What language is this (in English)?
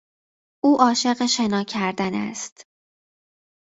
Persian